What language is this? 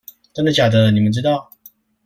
Chinese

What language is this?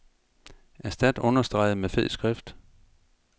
Danish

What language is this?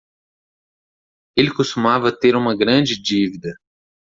Portuguese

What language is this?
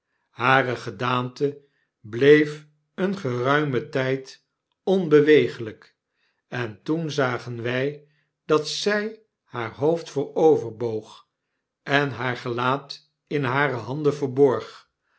Dutch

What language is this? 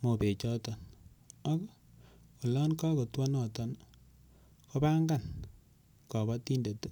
Kalenjin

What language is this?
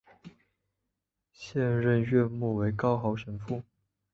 Chinese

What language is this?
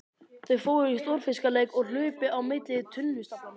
Icelandic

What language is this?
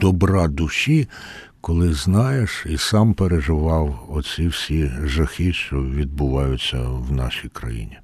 Ukrainian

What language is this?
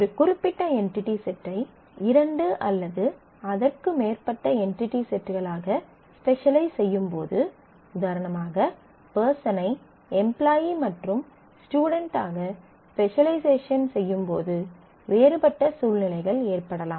Tamil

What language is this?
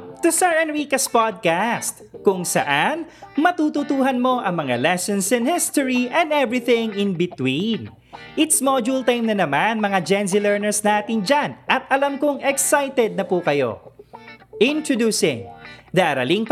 Filipino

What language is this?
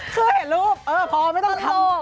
Thai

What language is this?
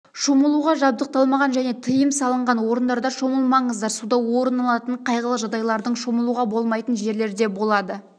Kazakh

